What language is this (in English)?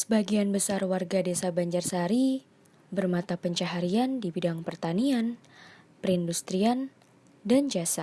Indonesian